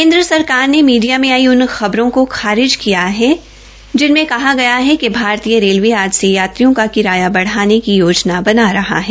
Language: Hindi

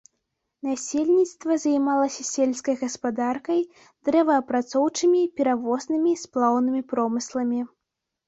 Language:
Belarusian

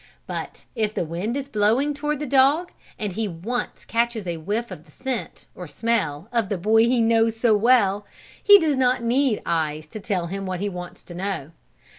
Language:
English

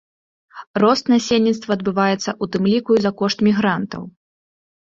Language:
Belarusian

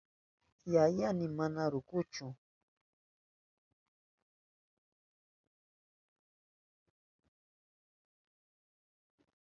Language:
Southern Pastaza Quechua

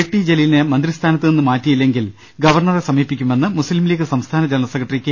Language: Malayalam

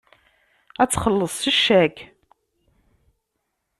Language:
Kabyle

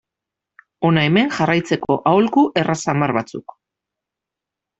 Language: Basque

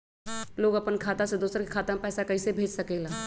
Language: Magahi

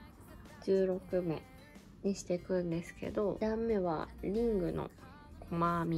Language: Japanese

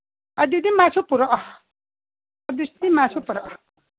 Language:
Manipuri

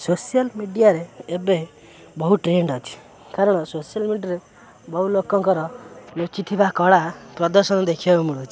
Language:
Odia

